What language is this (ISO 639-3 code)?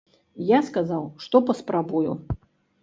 bel